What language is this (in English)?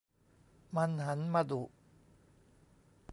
Thai